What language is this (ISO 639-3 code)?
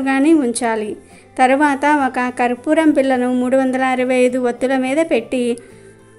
tel